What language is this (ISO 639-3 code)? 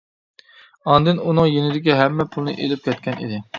uig